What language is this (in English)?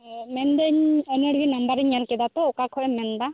Santali